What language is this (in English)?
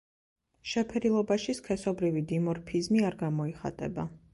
Georgian